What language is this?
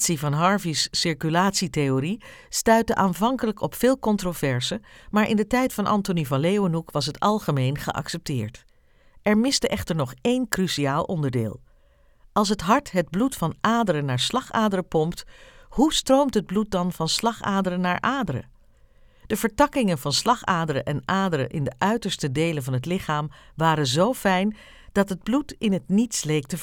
Dutch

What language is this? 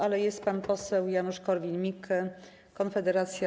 Polish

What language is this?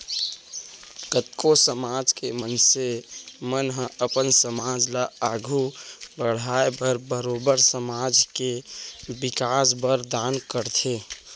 Chhattisgarhi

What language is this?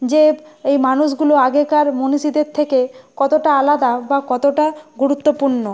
Bangla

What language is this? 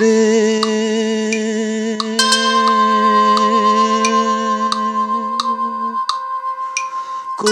Bangla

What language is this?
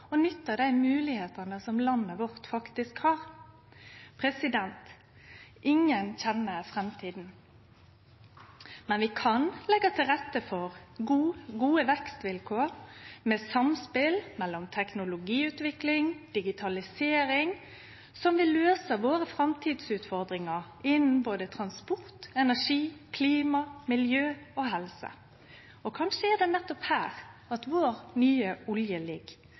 Norwegian Nynorsk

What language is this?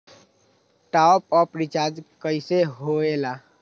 Magahi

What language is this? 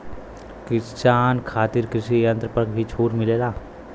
Bhojpuri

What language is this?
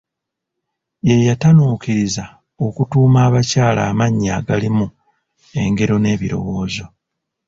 Ganda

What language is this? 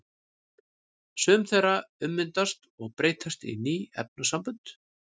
Icelandic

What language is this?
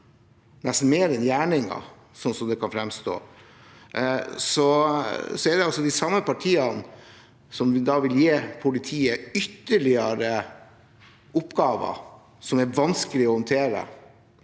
Norwegian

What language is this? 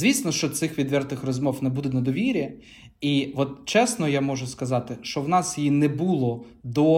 Ukrainian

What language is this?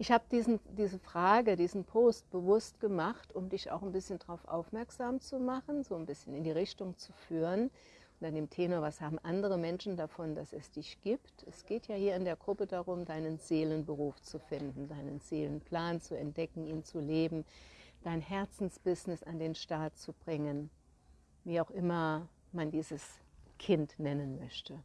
German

